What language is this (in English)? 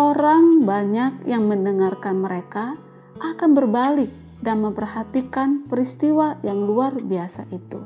Indonesian